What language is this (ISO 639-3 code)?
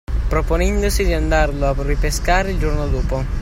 ita